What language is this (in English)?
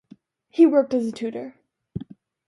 English